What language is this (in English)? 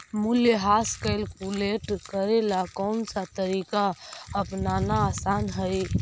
Magahi